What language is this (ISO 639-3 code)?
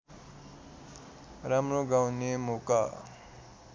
nep